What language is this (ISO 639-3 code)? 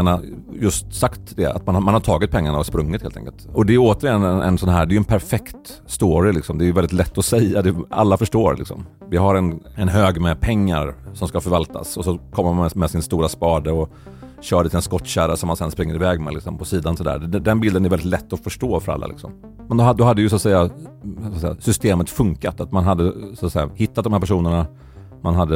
swe